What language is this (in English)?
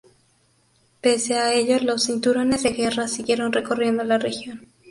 Spanish